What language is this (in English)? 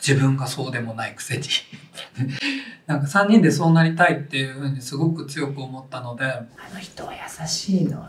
Japanese